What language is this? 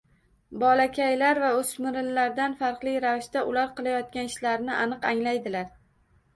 Uzbek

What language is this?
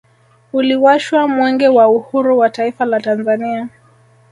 Swahili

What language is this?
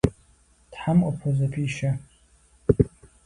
Kabardian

